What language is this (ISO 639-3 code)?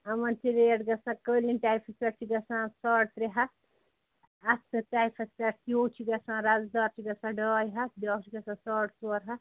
kas